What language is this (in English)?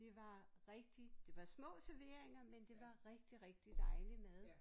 Danish